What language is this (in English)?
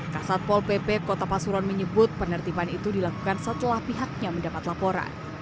Indonesian